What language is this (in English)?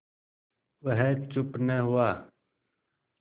Hindi